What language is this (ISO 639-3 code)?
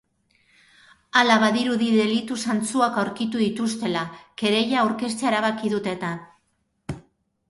eus